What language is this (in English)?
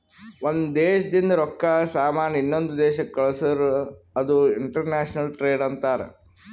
Kannada